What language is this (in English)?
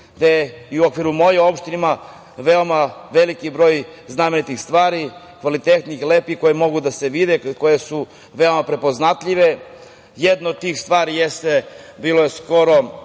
Serbian